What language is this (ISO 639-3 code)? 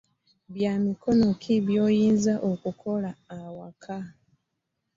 lug